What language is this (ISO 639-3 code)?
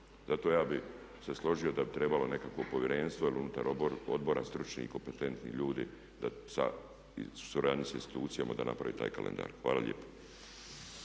hrv